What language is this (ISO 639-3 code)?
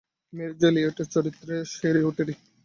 ben